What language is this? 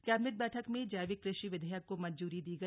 Hindi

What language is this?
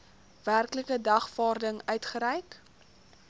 Afrikaans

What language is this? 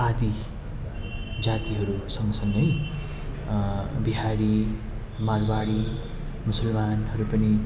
Nepali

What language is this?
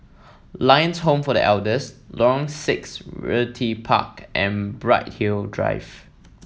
English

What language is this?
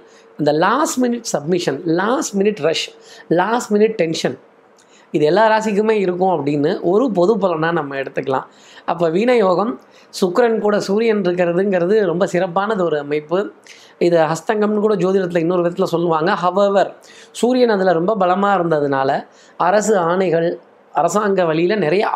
Tamil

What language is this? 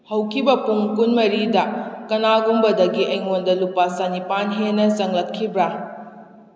Manipuri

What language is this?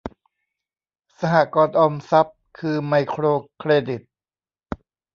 Thai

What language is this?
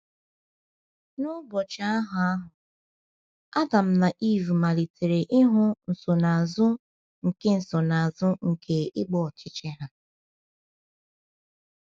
Igbo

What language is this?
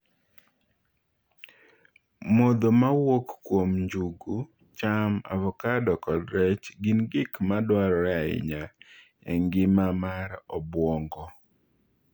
Luo (Kenya and Tanzania)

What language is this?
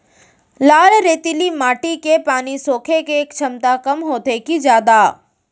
Chhattisgarhi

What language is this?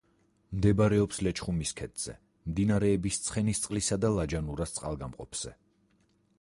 Georgian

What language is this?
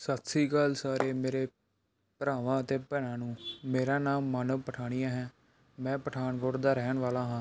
Punjabi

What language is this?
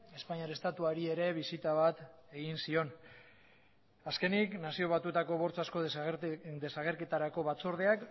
Basque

